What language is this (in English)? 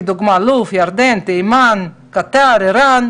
Hebrew